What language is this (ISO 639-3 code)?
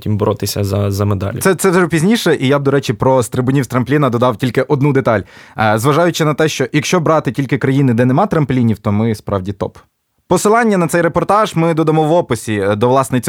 ukr